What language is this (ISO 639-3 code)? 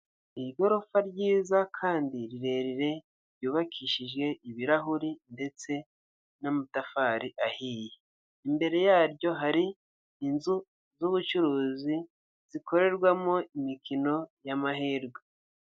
kin